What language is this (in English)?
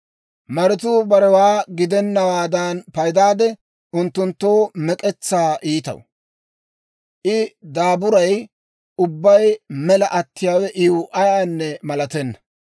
Dawro